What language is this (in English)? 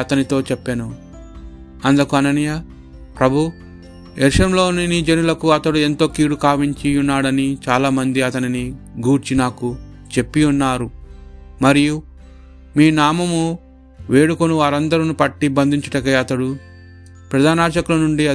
Telugu